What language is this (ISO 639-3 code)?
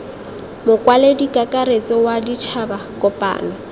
tsn